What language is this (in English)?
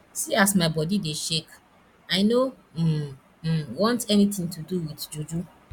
Nigerian Pidgin